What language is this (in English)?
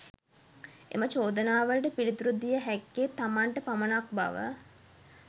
Sinhala